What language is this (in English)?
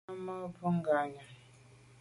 Medumba